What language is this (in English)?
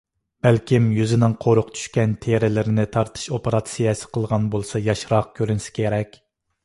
Uyghur